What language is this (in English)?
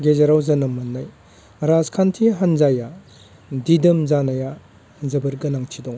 Bodo